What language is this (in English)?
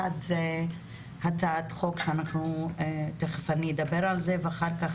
Hebrew